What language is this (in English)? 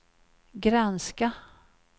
Swedish